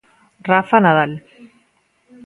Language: Galician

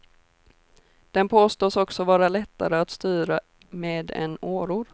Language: Swedish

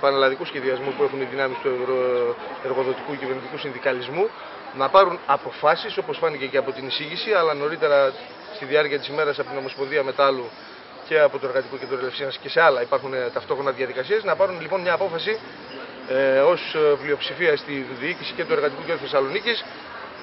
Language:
Greek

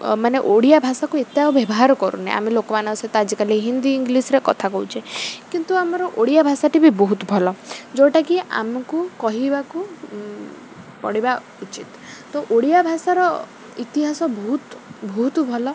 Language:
Odia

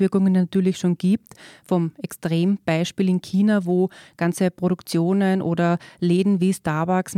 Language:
German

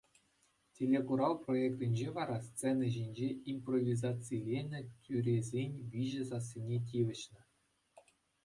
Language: Chuvash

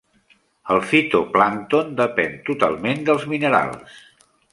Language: Catalan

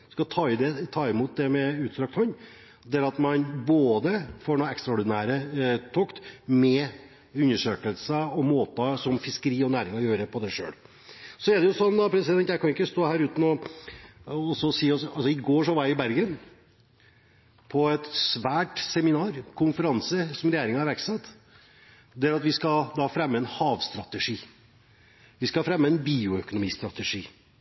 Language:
Norwegian Bokmål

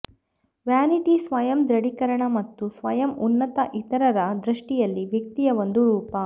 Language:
Kannada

